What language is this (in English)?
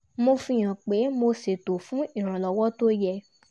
Yoruba